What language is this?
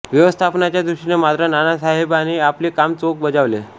Marathi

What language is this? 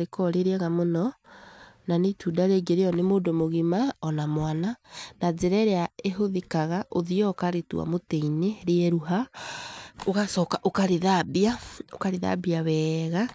Kikuyu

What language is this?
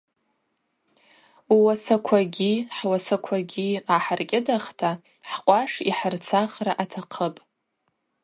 Abaza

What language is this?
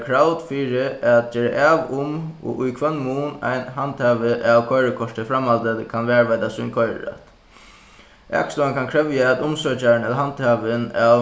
Faroese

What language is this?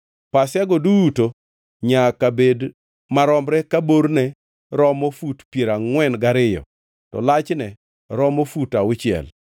Luo (Kenya and Tanzania)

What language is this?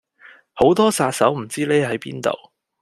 Cantonese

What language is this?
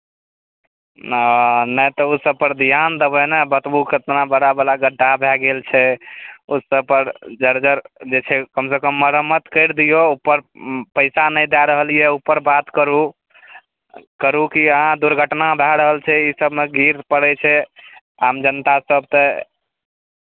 Maithili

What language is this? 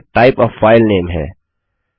Hindi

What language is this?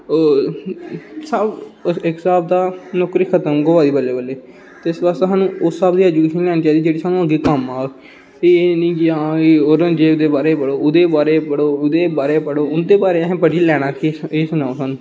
Dogri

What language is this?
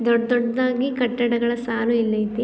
Kannada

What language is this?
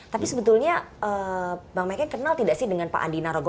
Indonesian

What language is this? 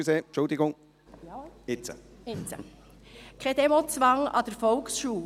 Swiss German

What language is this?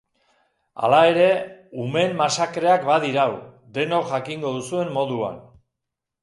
Basque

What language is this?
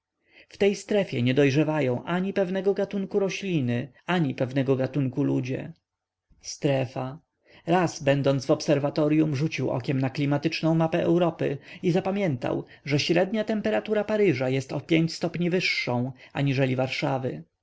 Polish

